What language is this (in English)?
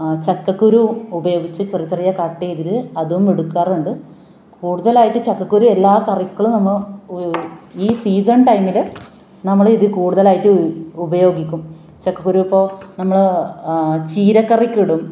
Malayalam